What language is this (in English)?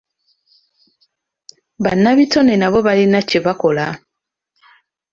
Ganda